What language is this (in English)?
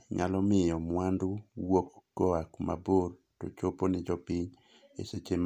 Luo (Kenya and Tanzania)